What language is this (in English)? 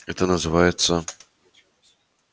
Russian